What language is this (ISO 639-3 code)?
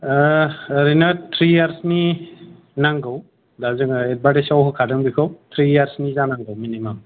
brx